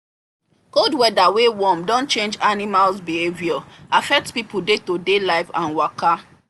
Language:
Nigerian Pidgin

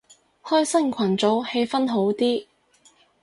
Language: Cantonese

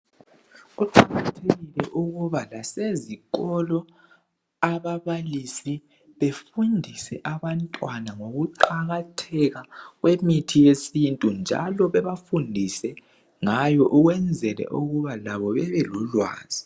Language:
North Ndebele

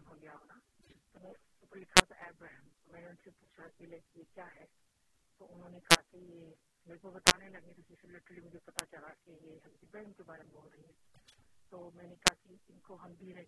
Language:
Urdu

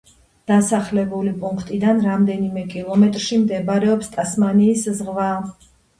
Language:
Georgian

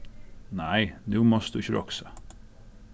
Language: Faroese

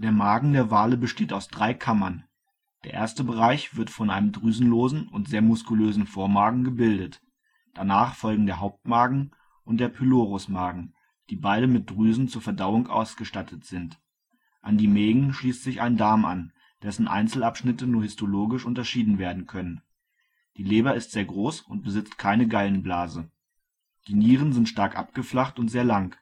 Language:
German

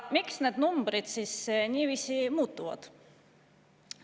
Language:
Estonian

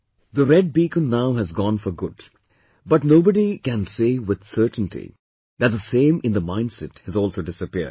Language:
English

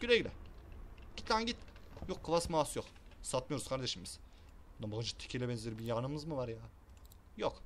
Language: Turkish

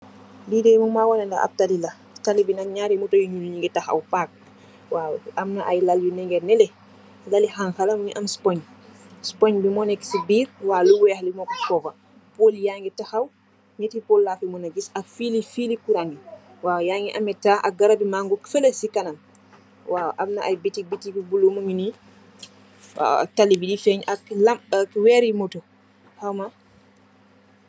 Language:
Wolof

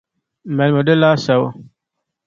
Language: Dagbani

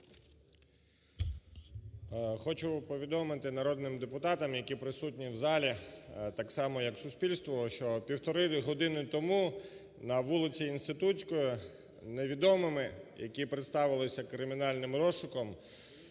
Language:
Ukrainian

